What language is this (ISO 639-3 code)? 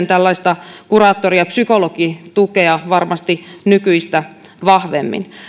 fin